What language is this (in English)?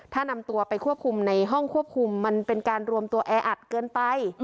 Thai